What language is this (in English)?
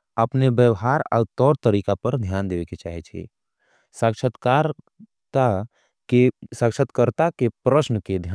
Angika